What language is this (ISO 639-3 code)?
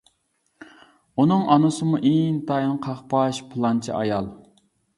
uig